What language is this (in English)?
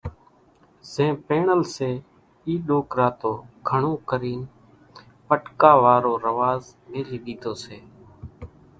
Kachi Koli